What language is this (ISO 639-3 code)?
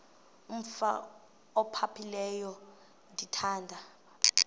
xho